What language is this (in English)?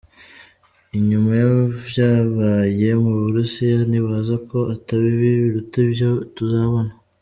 Kinyarwanda